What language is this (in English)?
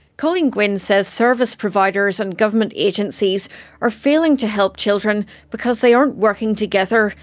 English